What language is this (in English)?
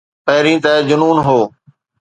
Sindhi